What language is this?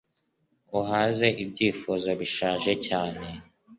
Kinyarwanda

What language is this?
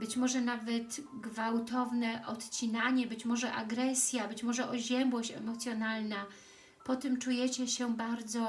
Polish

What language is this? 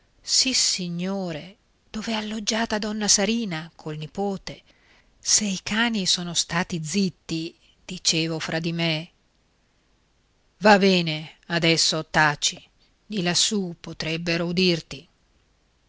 Italian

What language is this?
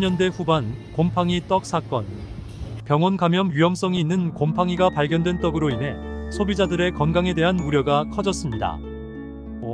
Korean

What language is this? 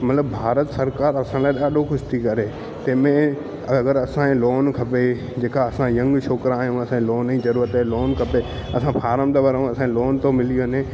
Sindhi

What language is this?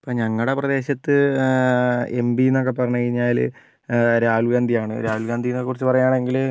Malayalam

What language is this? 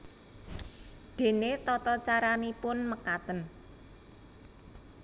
Javanese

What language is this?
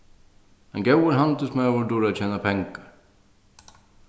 Faroese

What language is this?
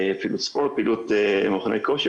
Hebrew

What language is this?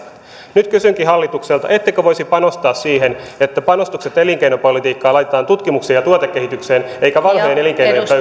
Finnish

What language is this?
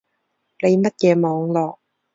Cantonese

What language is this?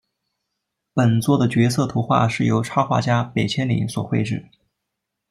Chinese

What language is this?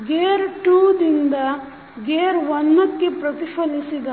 Kannada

